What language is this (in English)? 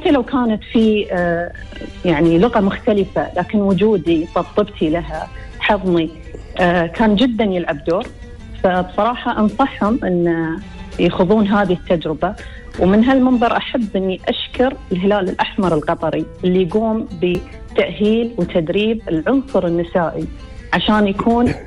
Arabic